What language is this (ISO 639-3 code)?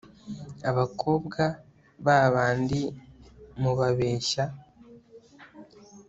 kin